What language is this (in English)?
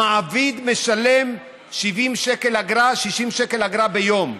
Hebrew